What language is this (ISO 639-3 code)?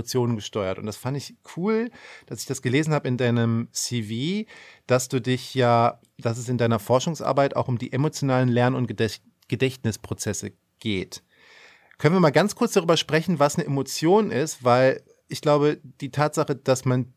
deu